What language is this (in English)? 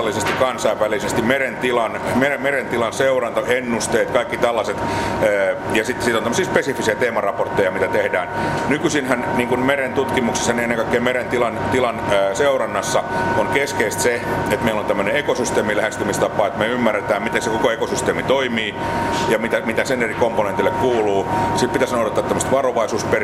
Finnish